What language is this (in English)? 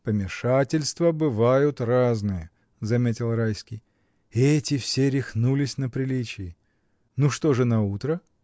Russian